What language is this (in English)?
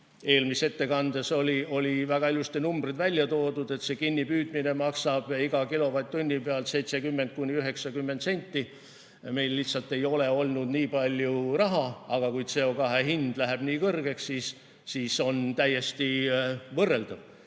Estonian